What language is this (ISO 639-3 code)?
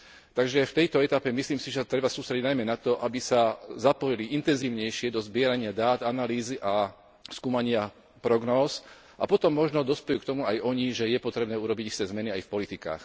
slk